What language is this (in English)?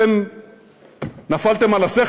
Hebrew